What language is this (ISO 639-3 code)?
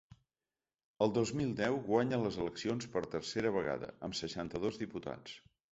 cat